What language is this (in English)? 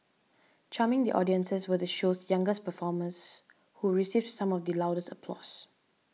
English